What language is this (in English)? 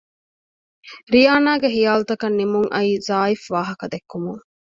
Divehi